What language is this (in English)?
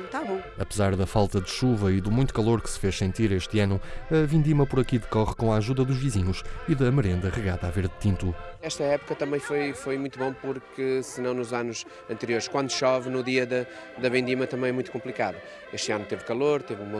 Portuguese